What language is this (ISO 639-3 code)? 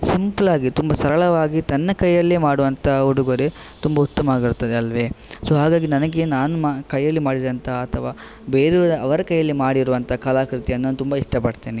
kan